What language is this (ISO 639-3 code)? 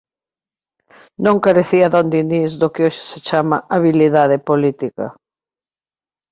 glg